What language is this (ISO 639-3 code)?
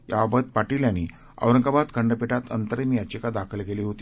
mar